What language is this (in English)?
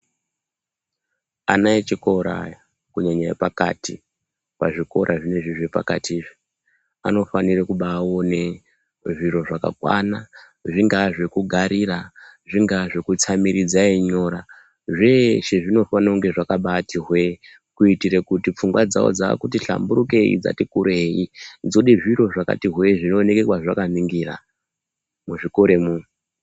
Ndau